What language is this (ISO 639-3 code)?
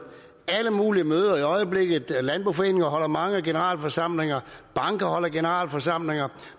dan